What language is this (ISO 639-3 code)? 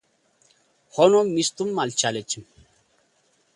amh